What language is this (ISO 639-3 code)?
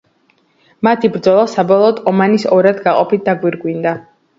kat